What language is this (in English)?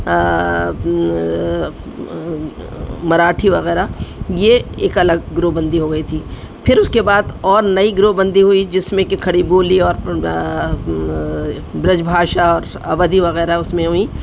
Urdu